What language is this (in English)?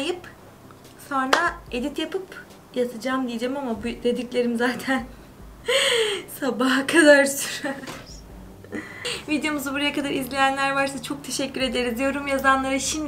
Turkish